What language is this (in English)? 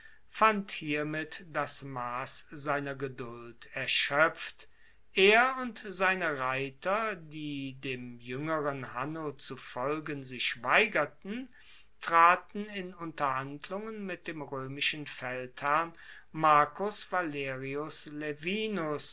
German